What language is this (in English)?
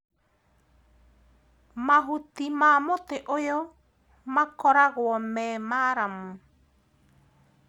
Kikuyu